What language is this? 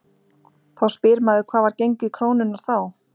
Icelandic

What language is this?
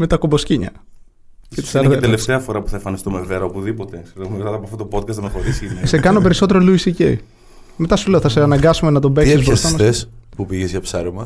Greek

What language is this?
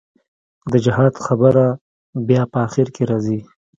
Pashto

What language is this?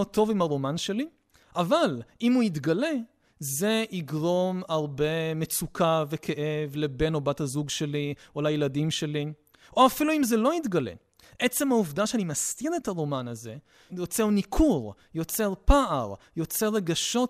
Hebrew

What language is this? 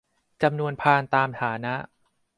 Thai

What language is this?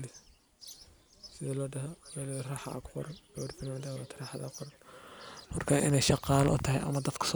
Somali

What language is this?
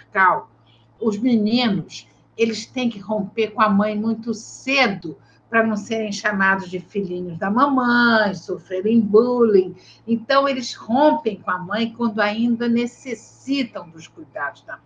Portuguese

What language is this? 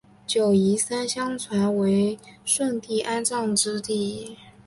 Chinese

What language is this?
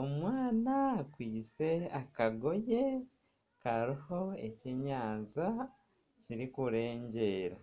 Nyankole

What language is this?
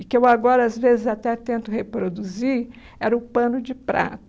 Portuguese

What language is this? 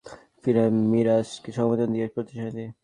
Bangla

